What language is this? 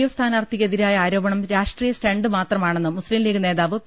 Malayalam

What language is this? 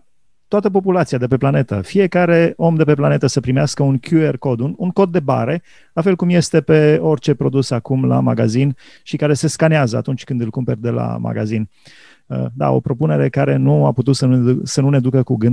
Romanian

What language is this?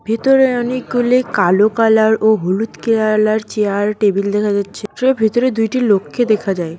Bangla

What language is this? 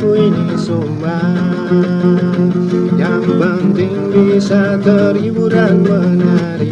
Indonesian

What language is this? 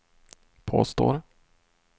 Swedish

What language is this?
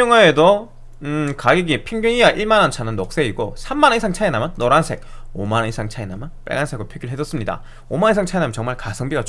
Korean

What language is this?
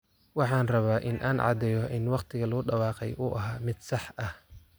Somali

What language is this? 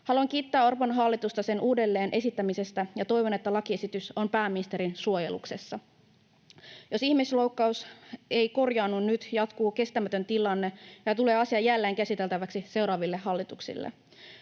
Finnish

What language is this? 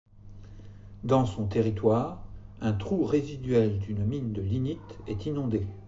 French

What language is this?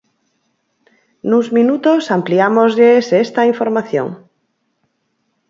Galician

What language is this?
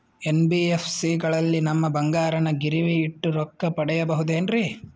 Kannada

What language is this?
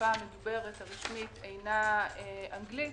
Hebrew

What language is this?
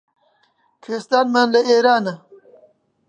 Central Kurdish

